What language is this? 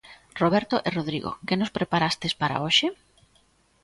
Galician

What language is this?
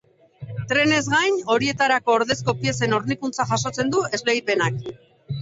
Basque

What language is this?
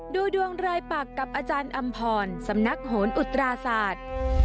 Thai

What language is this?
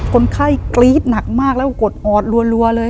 Thai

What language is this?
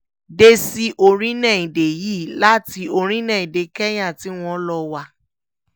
Yoruba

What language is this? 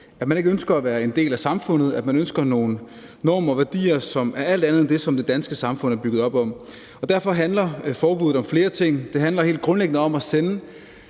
Danish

